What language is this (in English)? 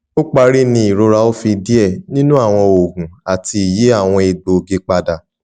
Yoruba